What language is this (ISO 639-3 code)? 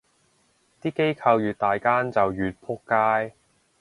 yue